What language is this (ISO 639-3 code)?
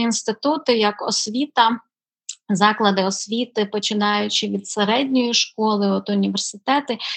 ukr